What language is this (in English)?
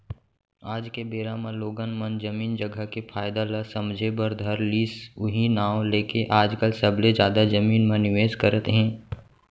Chhattisgarhi